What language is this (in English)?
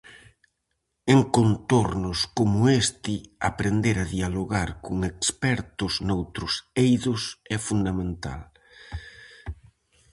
Galician